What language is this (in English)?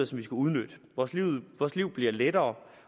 Danish